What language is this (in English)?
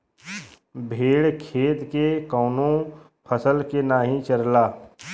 Bhojpuri